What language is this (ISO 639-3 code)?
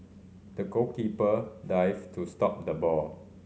eng